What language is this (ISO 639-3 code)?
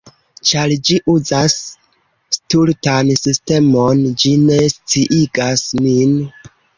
epo